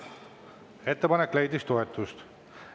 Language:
Estonian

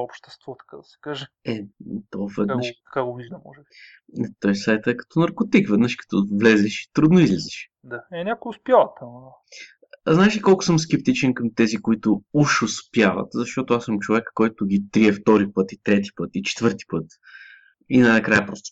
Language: Bulgarian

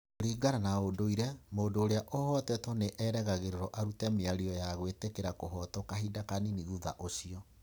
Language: Kikuyu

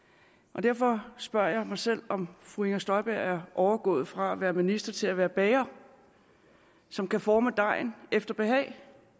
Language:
Danish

